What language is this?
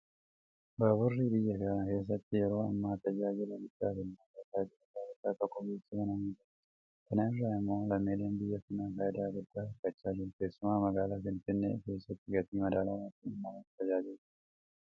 Oromo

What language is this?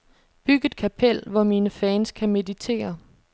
Danish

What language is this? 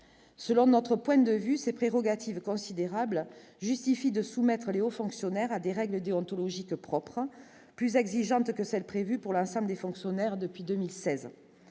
French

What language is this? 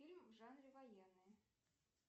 Russian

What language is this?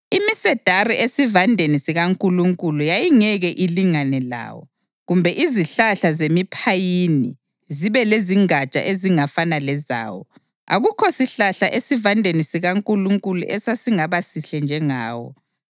North Ndebele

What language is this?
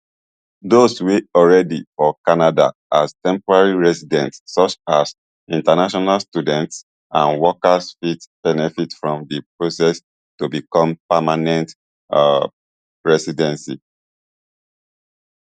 Nigerian Pidgin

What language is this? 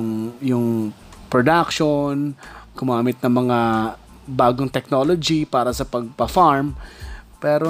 Filipino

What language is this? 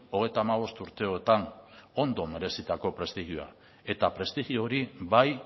Basque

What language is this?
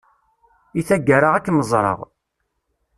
Kabyle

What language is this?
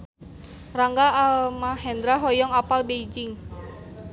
Sundanese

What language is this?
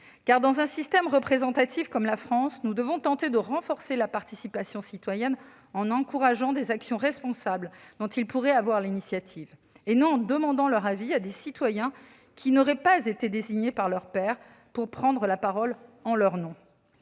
French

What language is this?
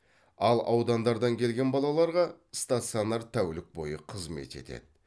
Kazakh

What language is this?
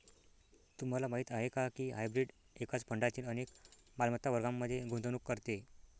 Marathi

